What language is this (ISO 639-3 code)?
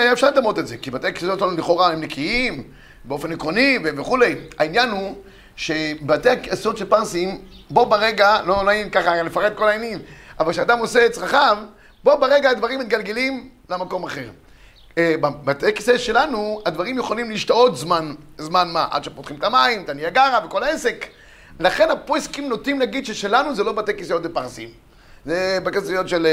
heb